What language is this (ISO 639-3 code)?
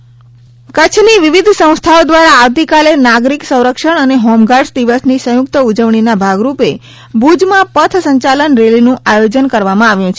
guj